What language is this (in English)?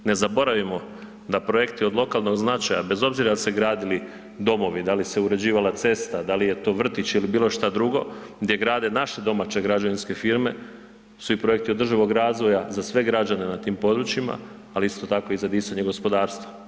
Croatian